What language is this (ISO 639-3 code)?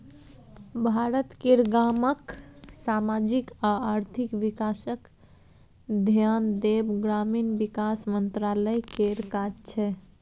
mai